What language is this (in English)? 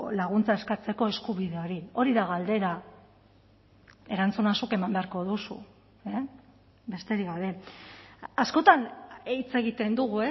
Basque